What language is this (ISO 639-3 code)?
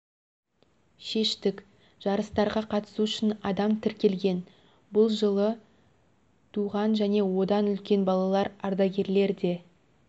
kaz